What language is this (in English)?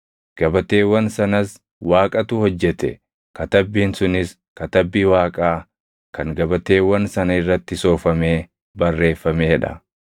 Oromo